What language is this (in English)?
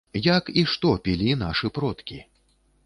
Belarusian